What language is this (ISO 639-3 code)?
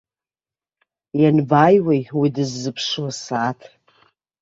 abk